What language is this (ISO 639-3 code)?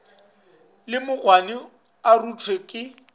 nso